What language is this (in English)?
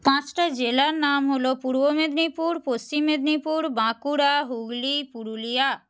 Bangla